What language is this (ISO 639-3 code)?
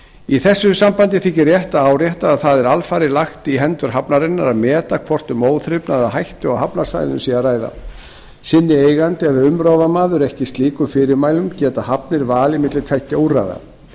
isl